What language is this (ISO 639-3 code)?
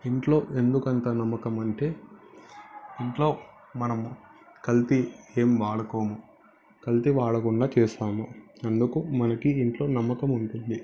tel